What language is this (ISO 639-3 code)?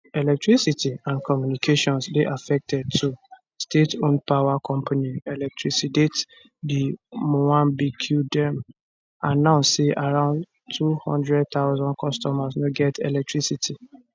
pcm